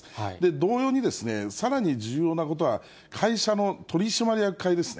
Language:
Japanese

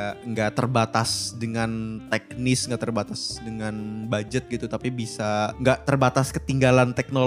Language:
Indonesian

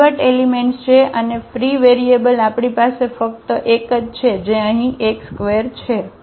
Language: Gujarati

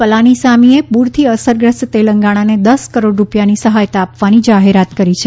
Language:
Gujarati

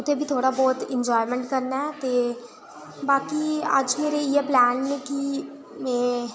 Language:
Dogri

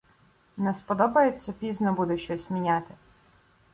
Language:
Ukrainian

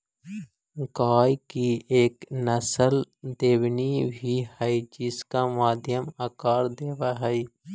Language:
Magahi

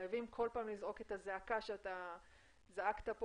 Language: Hebrew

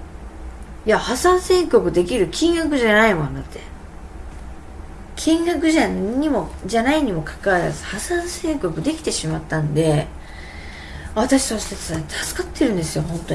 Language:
Japanese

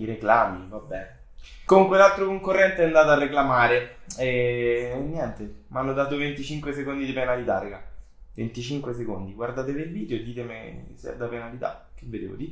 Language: Italian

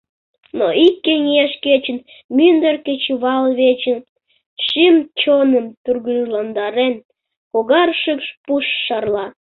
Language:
Mari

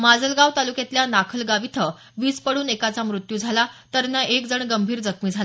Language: Marathi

